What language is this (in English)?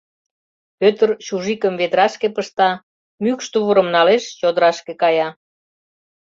Mari